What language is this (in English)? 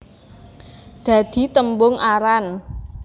Javanese